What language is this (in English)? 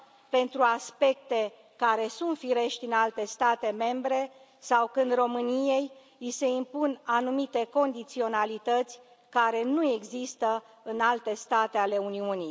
Romanian